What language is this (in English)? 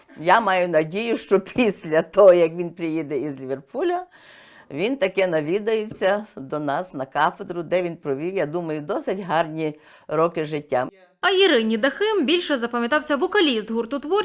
Ukrainian